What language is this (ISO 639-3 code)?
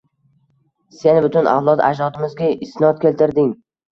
uzb